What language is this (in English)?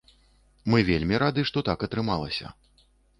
Belarusian